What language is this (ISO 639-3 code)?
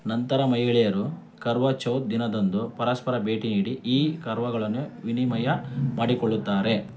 kan